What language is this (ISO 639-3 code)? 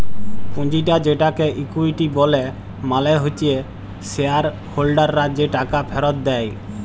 ben